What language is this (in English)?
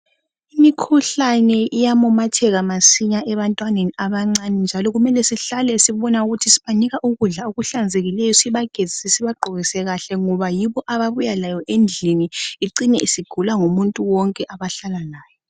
North Ndebele